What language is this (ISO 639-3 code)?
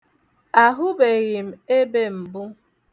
ibo